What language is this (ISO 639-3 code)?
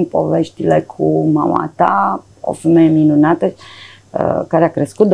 ron